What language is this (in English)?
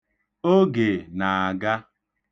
Igbo